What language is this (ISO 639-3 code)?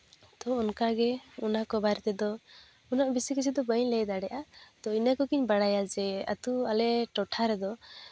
sat